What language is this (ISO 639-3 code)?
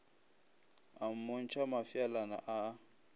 nso